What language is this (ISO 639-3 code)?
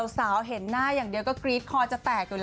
tha